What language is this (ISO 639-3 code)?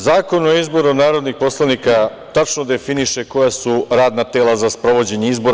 srp